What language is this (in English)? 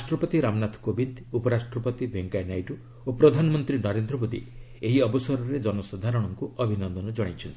Odia